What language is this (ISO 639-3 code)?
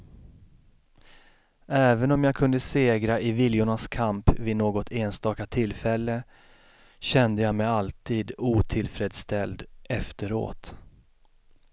swe